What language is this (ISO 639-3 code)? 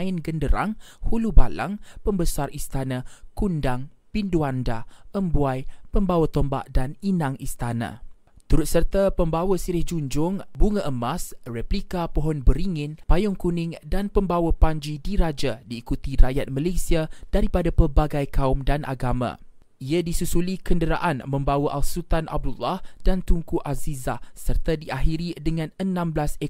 msa